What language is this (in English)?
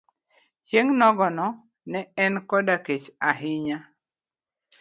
Luo (Kenya and Tanzania)